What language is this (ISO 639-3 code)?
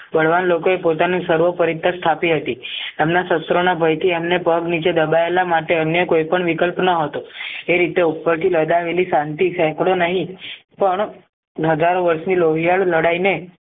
guj